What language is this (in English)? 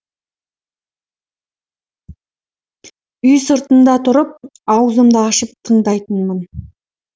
Kazakh